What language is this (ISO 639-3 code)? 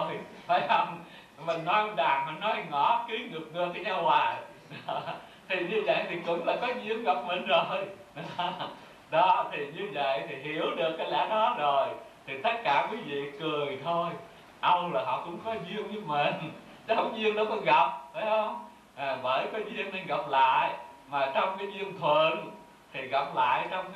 vie